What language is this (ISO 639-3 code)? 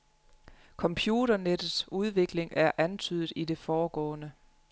dan